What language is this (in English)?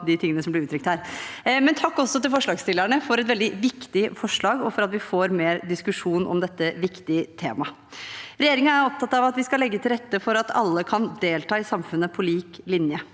Norwegian